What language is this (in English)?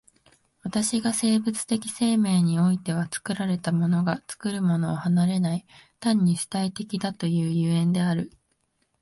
Japanese